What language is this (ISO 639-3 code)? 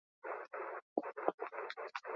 eus